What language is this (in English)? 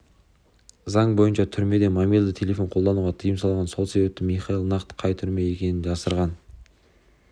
Kazakh